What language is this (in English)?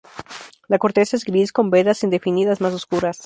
Spanish